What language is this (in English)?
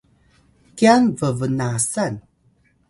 Atayal